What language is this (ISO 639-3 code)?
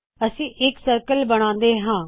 pan